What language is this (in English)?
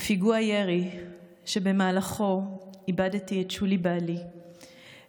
Hebrew